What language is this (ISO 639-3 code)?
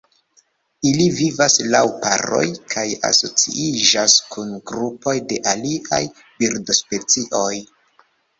epo